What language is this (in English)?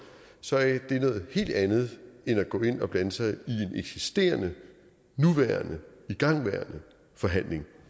Danish